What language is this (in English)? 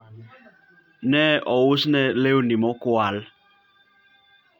Luo (Kenya and Tanzania)